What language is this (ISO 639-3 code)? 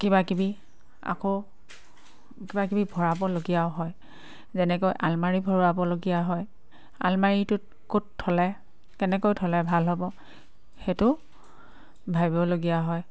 asm